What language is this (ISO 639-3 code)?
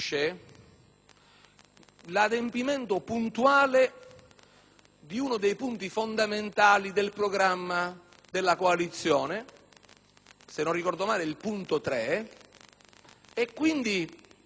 ita